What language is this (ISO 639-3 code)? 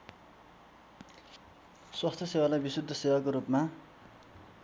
nep